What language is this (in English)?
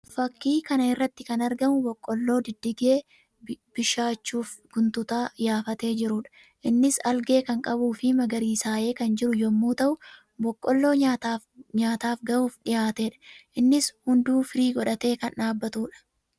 Oromo